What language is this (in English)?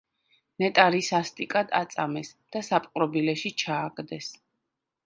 Georgian